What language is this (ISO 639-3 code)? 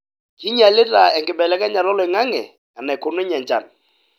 mas